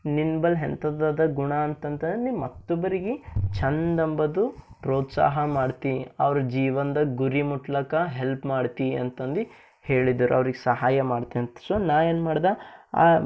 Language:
Kannada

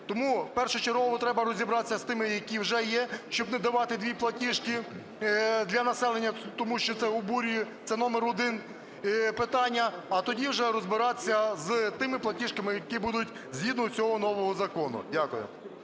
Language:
Ukrainian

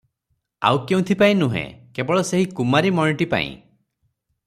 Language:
Odia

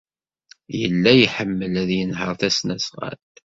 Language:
Kabyle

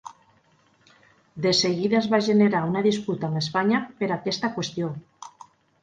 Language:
Catalan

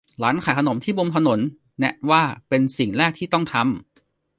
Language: Thai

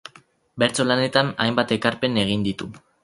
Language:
Basque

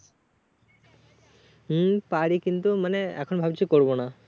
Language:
Bangla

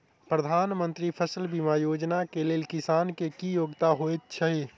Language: Maithili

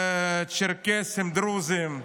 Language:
Hebrew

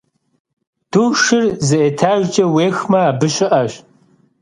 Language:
Kabardian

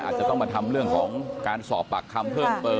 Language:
Thai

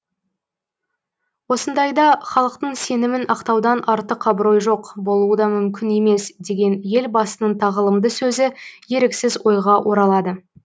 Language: Kazakh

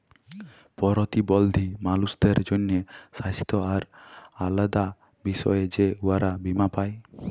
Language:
Bangla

